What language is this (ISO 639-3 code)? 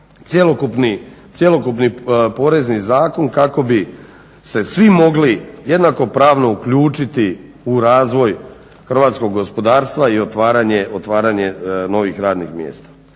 hrv